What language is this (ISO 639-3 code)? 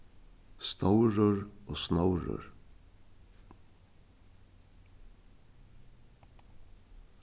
fao